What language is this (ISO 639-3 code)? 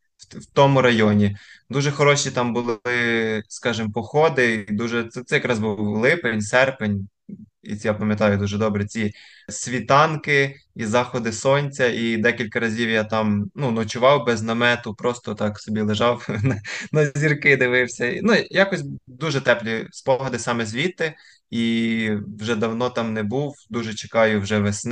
ukr